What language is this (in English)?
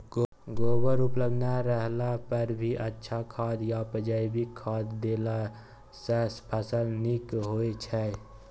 Maithili